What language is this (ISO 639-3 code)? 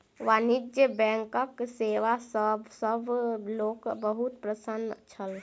mai